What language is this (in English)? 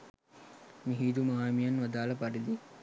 Sinhala